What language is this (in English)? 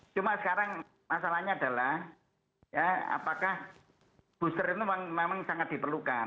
Indonesian